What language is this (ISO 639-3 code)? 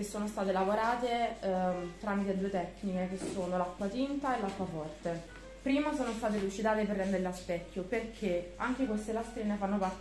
ita